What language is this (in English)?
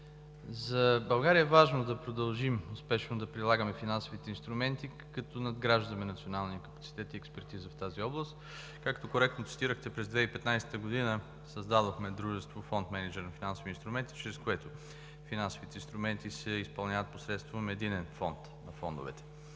Bulgarian